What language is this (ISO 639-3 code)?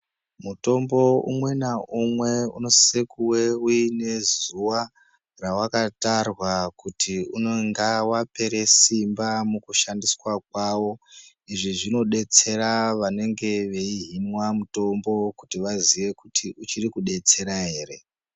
ndc